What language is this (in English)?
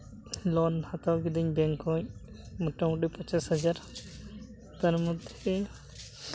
Santali